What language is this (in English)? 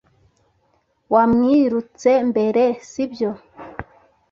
Kinyarwanda